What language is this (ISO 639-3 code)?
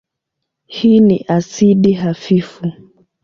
swa